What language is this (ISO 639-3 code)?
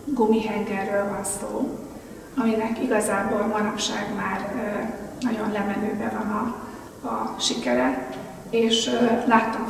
hun